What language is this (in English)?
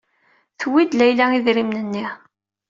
Kabyle